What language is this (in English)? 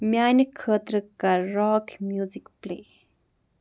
Kashmiri